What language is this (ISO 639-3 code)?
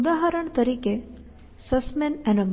guj